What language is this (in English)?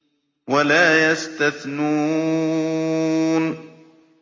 Arabic